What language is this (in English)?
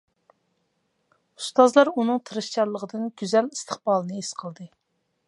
Uyghur